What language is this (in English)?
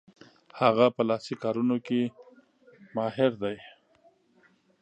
Pashto